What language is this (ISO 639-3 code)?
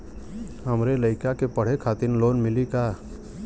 bho